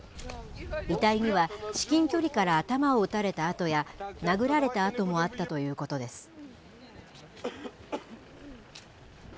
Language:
Japanese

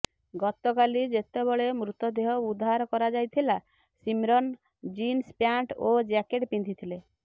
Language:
Odia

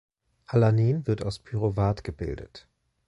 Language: German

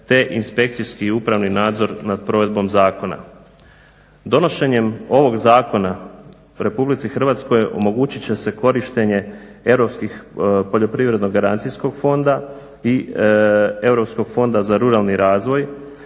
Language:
Croatian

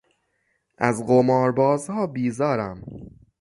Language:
Persian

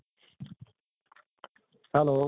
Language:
Assamese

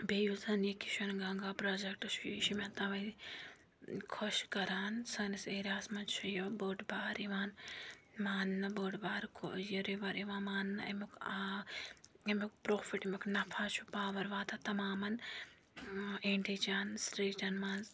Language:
Kashmiri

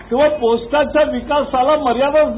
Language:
Marathi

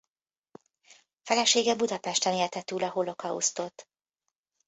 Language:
Hungarian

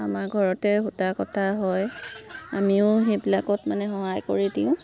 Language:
Assamese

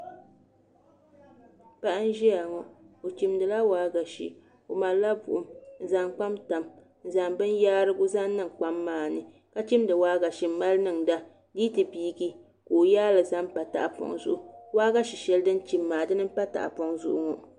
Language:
Dagbani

